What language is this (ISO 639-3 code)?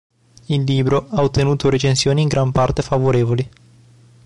ita